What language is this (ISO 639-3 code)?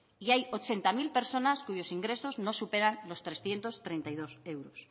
spa